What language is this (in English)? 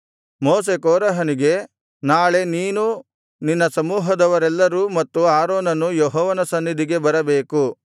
Kannada